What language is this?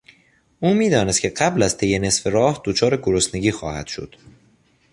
Persian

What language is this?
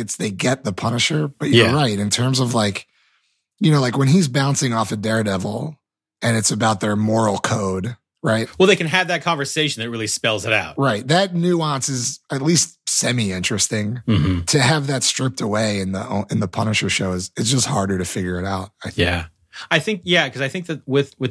English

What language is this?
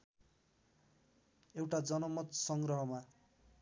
Nepali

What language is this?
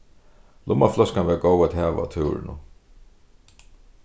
Faroese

